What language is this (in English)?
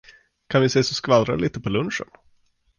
Swedish